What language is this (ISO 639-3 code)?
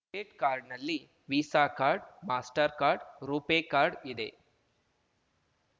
kan